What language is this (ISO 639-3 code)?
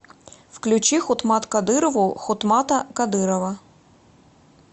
rus